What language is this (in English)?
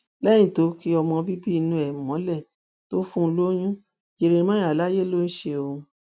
Yoruba